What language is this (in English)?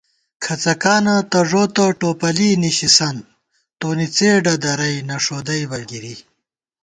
Gawar-Bati